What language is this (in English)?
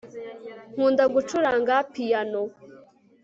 Kinyarwanda